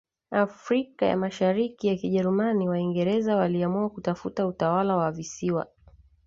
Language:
Swahili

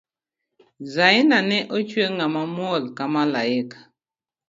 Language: Luo (Kenya and Tanzania)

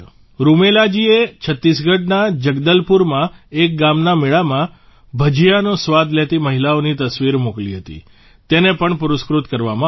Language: Gujarati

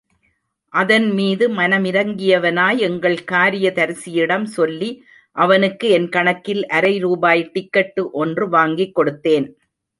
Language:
Tamil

